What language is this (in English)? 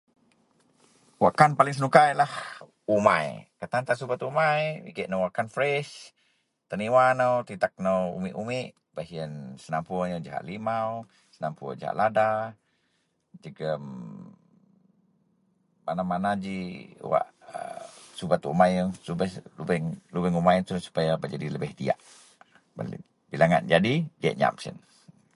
Central Melanau